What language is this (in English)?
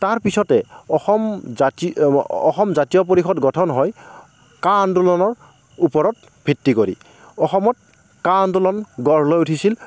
Assamese